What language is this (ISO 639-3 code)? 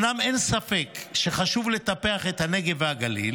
heb